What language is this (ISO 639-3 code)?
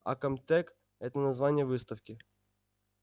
rus